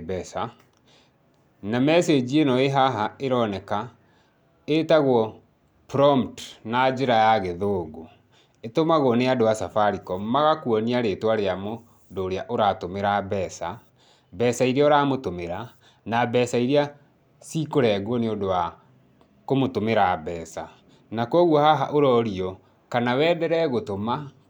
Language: Kikuyu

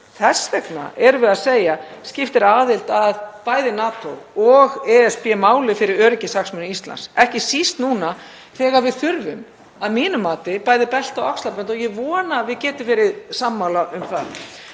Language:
Icelandic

